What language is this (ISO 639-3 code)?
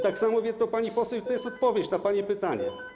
pol